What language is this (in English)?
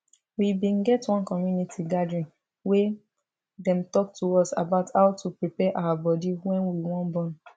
Nigerian Pidgin